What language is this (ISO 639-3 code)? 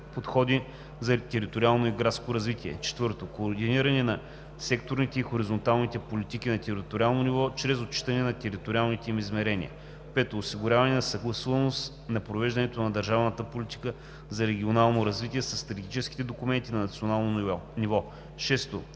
bul